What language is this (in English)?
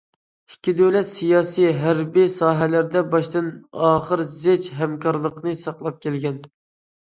Uyghur